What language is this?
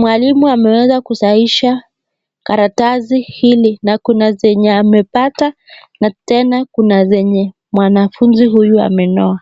Swahili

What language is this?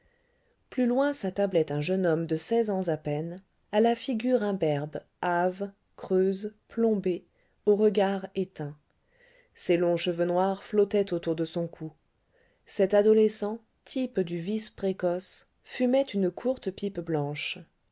French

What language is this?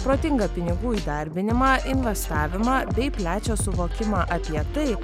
Lithuanian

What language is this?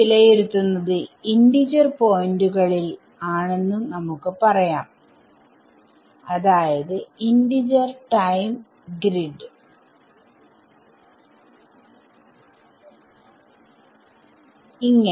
Malayalam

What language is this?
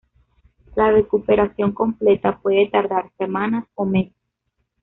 Spanish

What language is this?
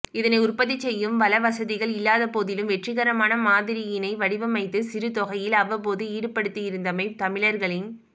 Tamil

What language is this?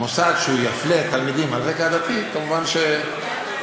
Hebrew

